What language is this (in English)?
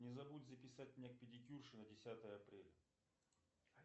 Russian